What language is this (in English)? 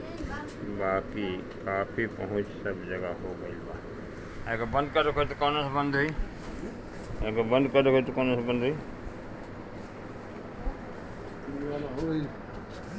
Bhojpuri